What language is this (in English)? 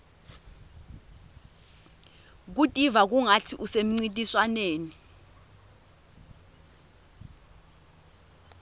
Swati